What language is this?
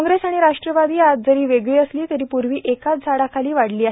Marathi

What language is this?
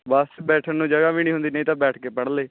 Punjabi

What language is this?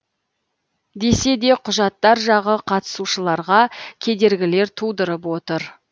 Kazakh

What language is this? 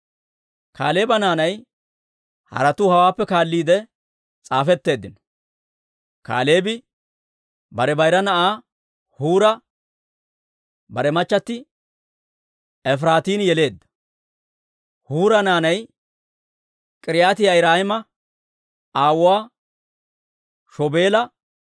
Dawro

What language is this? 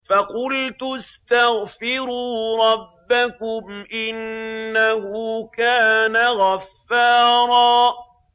Arabic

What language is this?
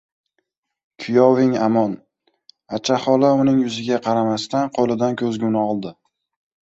Uzbek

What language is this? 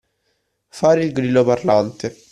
Italian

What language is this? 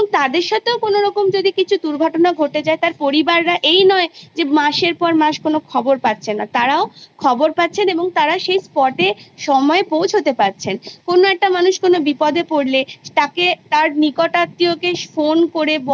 Bangla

